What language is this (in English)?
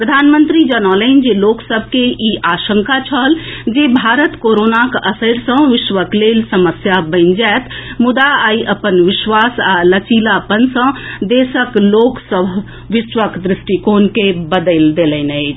Maithili